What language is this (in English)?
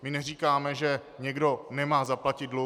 Czech